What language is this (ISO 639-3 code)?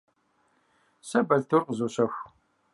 kbd